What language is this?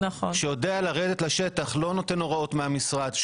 Hebrew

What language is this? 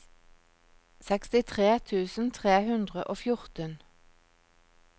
Norwegian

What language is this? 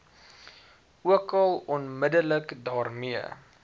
Afrikaans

